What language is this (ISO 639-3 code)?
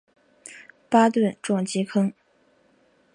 zho